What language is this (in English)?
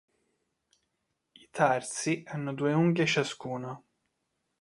Italian